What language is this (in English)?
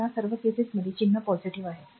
Marathi